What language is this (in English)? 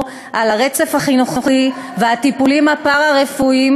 Hebrew